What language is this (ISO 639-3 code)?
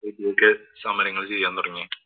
mal